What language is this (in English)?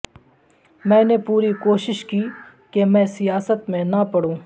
Urdu